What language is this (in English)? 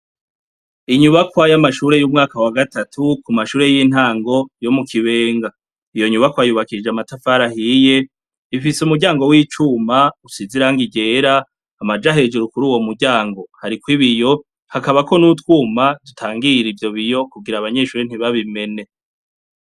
Rundi